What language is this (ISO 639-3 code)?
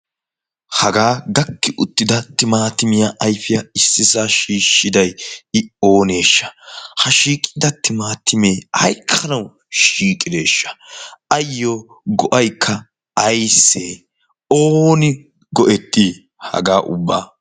wal